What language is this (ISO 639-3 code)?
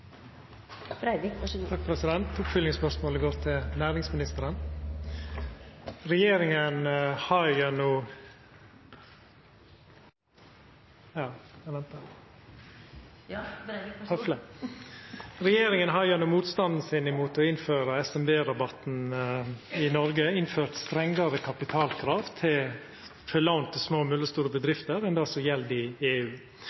nno